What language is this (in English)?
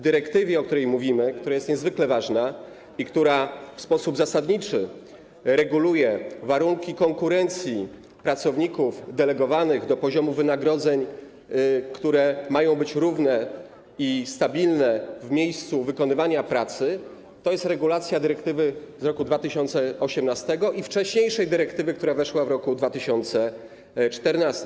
Polish